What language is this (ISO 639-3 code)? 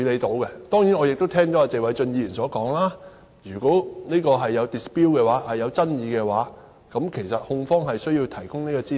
yue